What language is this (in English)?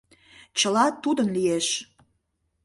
Mari